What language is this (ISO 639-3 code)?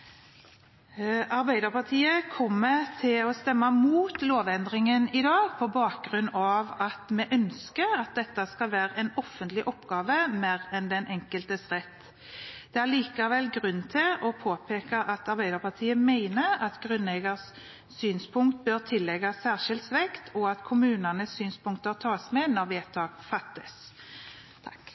nob